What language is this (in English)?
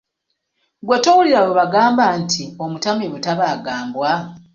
Ganda